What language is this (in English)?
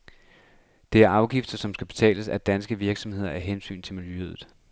Danish